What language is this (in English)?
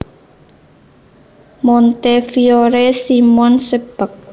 Javanese